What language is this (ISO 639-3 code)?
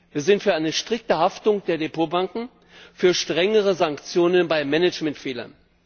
deu